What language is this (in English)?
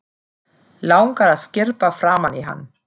Icelandic